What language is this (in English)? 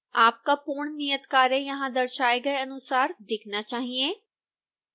Hindi